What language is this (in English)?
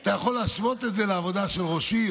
Hebrew